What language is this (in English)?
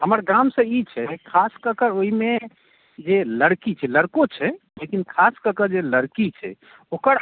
Maithili